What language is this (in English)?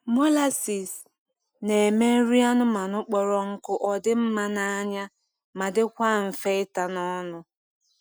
Igbo